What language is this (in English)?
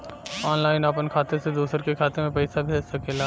Bhojpuri